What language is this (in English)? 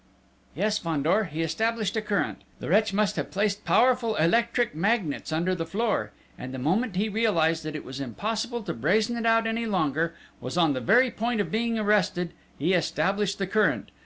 English